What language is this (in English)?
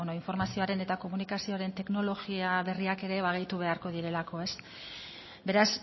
Basque